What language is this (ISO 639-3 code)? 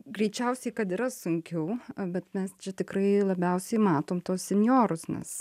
lit